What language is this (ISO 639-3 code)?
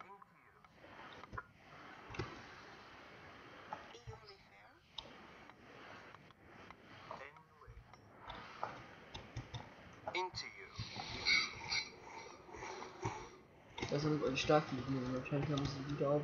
deu